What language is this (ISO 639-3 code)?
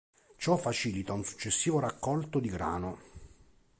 ita